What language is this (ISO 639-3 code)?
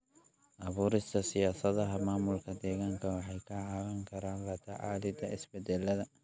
som